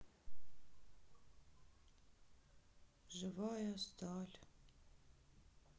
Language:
Russian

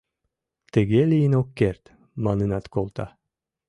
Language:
Mari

